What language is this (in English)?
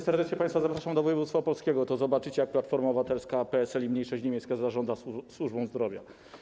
Polish